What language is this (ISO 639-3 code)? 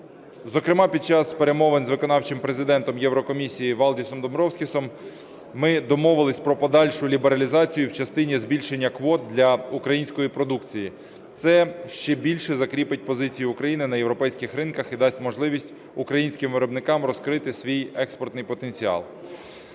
ukr